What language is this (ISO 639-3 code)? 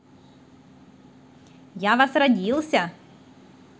rus